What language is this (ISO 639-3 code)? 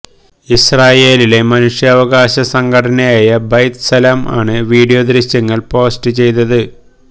mal